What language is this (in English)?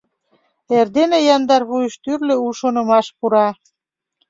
Mari